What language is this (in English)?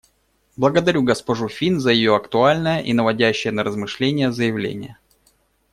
Russian